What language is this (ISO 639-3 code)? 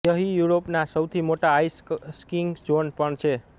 guj